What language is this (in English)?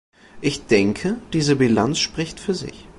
German